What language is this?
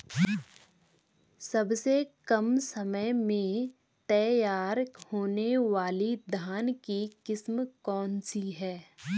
Hindi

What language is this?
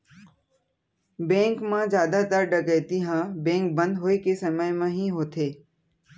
Chhattisgarhi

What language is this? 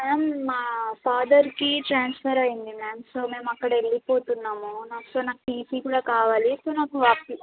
Telugu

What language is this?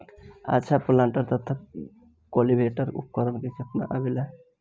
Bhojpuri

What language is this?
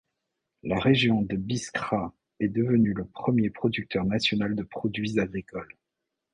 French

